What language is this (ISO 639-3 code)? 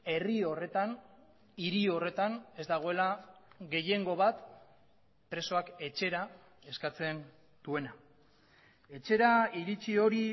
eus